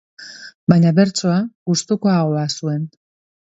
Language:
Basque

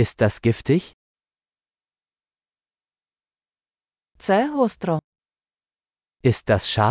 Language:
Ukrainian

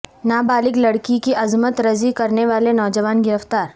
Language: Urdu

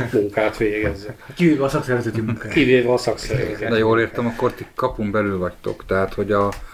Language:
Hungarian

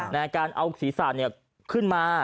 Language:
Thai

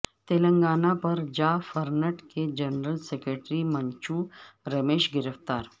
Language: Urdu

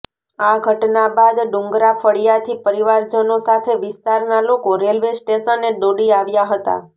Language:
Gujarati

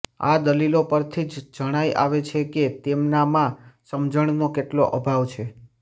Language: Gujarati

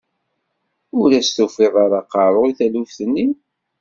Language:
Kabyle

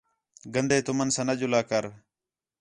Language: Khetrani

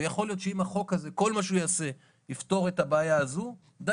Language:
Hebrew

